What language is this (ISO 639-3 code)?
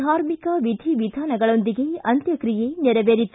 kan